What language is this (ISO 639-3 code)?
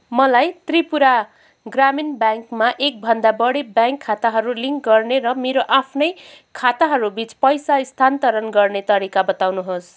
nep